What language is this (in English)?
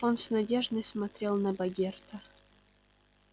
Russian